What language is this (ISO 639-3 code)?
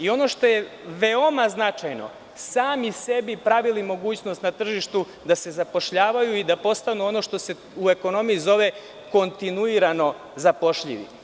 srp